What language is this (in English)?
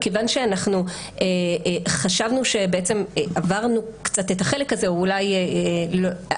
Hebrew